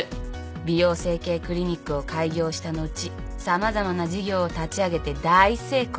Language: Japanese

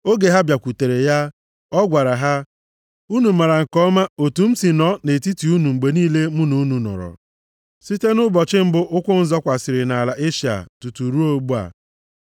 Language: Igbo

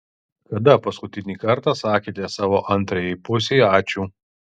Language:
Lithuanian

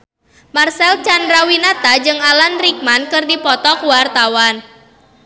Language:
Sundanese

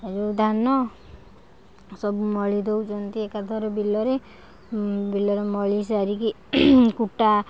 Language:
Odia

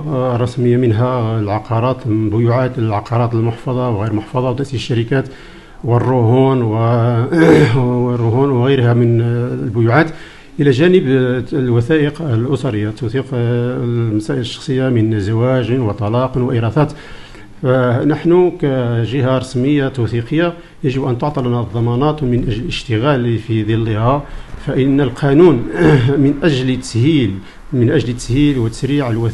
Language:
Arabic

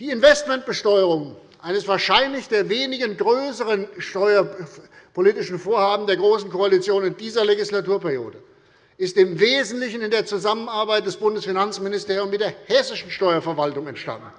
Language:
German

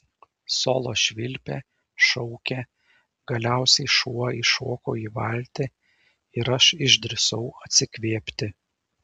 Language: Lithuanian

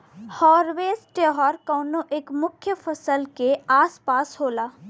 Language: Bhojpuri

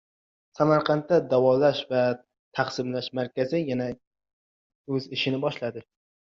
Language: Uzbek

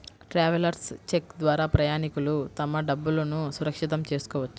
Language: Telugu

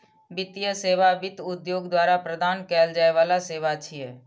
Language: Maithili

